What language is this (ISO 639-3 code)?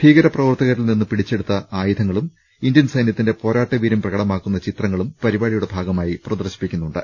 mal